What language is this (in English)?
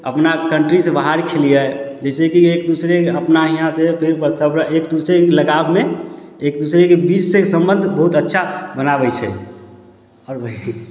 Maithili